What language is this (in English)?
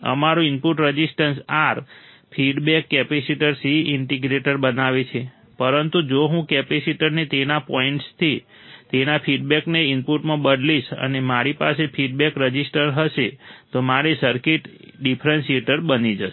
Gujarati